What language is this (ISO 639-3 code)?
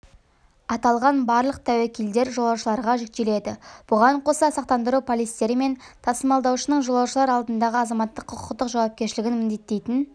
kaz